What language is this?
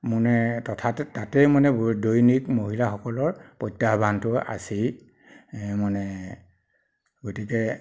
Assamese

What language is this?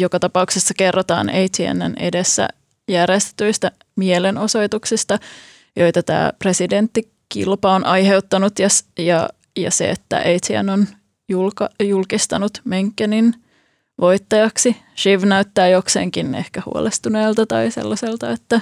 Finnish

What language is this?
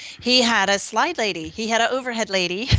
English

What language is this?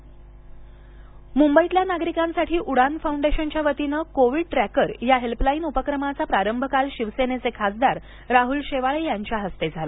Marathi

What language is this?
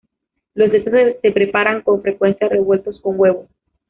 Spanish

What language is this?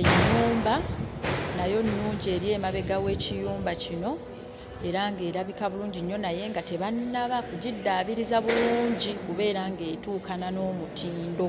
Ganda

